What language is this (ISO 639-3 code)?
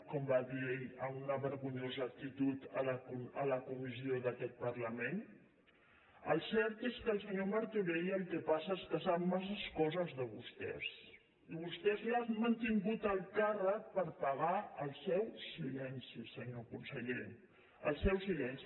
cat